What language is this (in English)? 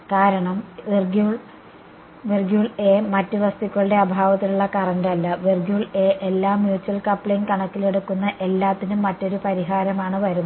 Malayalam